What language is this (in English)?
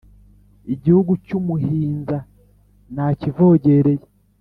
Kinyarwanda